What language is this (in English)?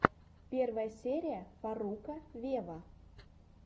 Russian